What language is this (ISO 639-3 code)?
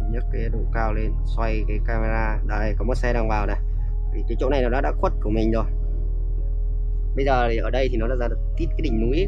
vie